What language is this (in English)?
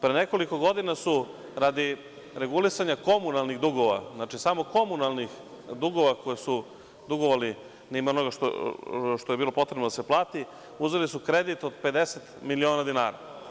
Serbian